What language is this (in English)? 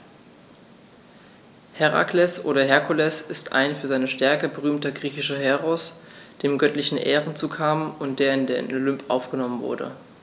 German